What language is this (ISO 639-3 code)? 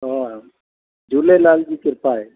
snd